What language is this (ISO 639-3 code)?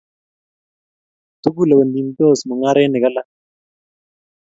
kln